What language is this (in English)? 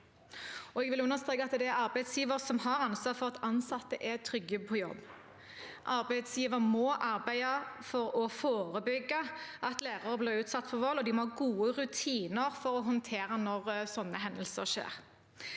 Norwegian